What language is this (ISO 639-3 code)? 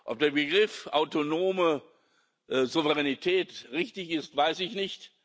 deu